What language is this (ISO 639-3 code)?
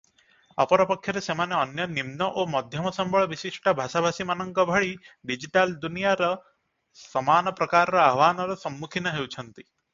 ori